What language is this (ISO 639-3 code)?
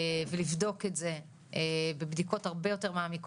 heb